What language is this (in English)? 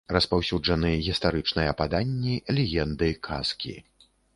Belarusian